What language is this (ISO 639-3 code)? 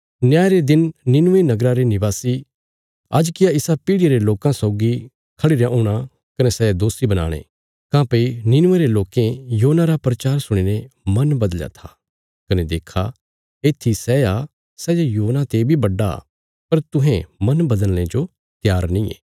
kfs